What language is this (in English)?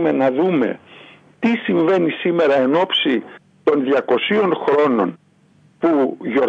Greek